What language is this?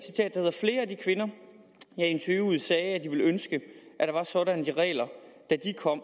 Danish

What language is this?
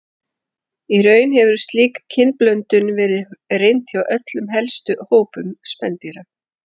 Icelandic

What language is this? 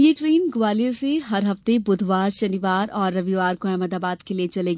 Hindi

